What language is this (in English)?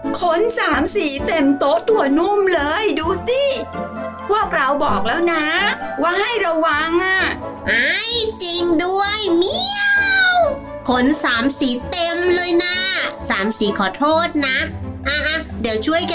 Thai